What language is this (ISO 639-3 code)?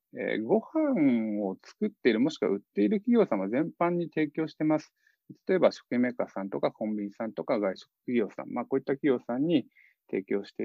jpn